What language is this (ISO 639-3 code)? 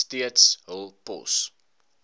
afr